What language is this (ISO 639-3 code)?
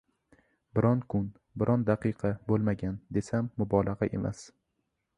uzb